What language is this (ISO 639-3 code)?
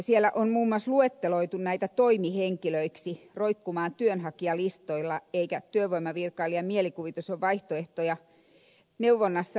fin